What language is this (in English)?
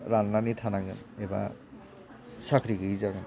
Bodo